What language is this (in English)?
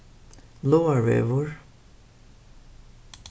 Faroese